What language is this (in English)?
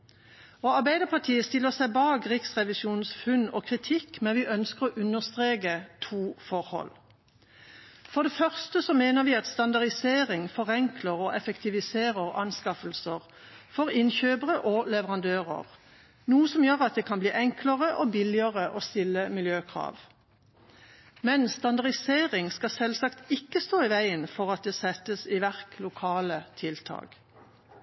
Norwegian